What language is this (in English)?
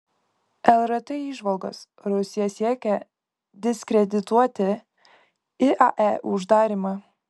Lithuanian